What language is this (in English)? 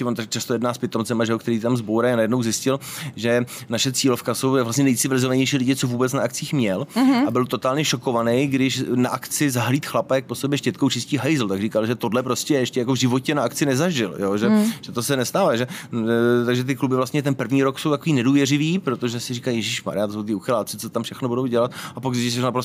Czech